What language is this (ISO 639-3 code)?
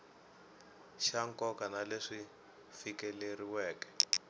tso